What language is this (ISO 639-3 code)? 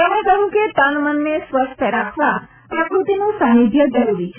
guj